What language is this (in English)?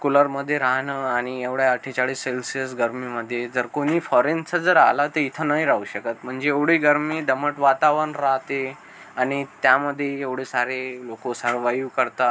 Marathi